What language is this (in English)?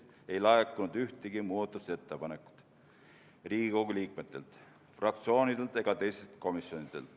Estonian